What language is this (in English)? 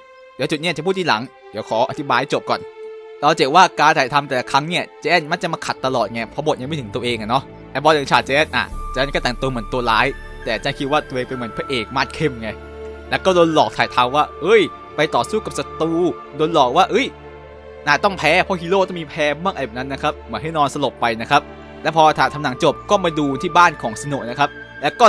Thai